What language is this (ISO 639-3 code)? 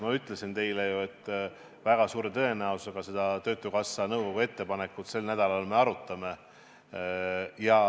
est